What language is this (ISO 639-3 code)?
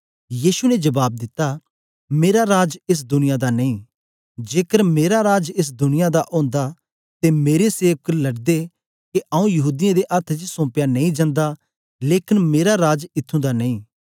doi